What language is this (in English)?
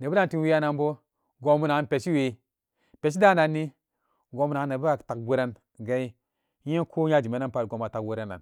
Samba Daka